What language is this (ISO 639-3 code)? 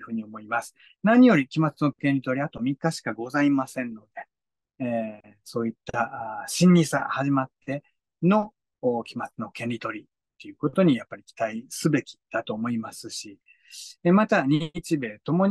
jpn